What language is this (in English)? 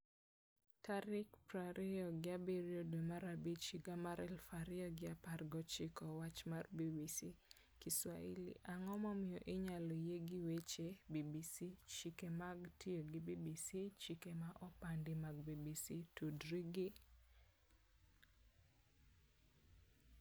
Luo (Kenya and Tanzania)